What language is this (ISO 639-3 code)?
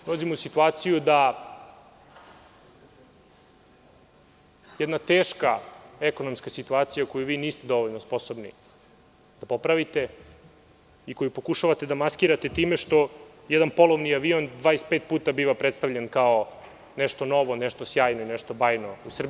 srp